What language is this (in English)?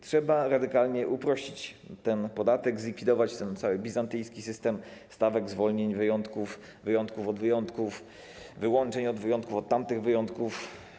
Polish